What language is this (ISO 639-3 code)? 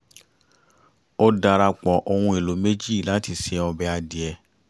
yor